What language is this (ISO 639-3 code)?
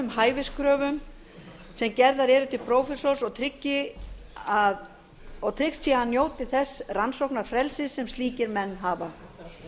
isl